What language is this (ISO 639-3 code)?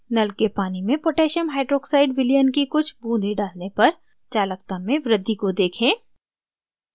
hin